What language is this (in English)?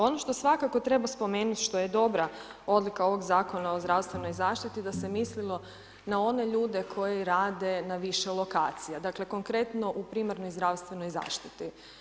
Croatian